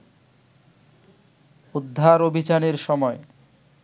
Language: Bangla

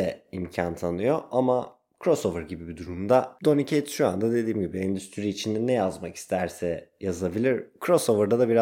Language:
Turkish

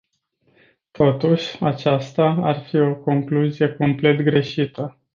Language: Romanian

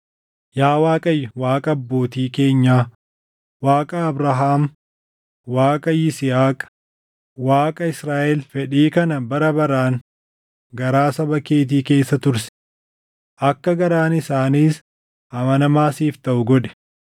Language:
Oromo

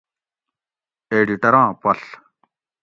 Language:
Gawri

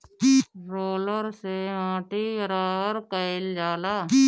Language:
Bhojpuri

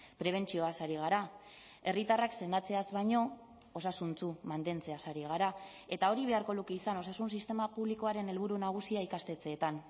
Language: Basque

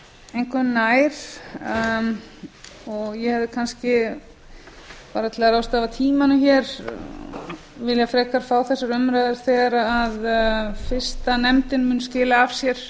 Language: Icelandic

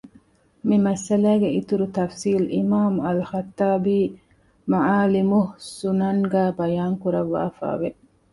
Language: Divehi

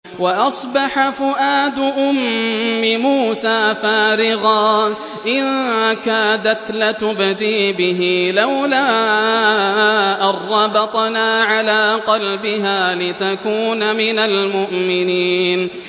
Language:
Arabic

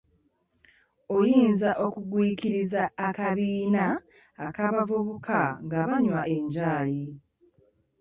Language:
Ganda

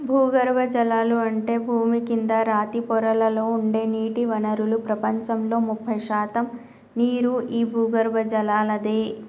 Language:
Telugu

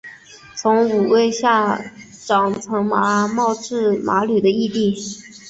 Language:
Chinese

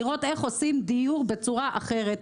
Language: Hebrew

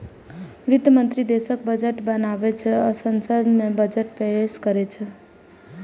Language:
Maithili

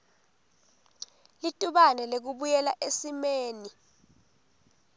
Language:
Swati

